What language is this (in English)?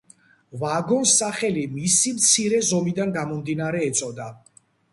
Georgian